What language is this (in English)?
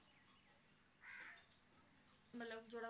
Punjabi